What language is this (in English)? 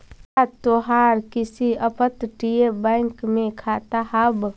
Magahi